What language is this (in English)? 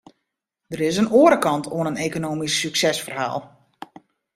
Western Frisian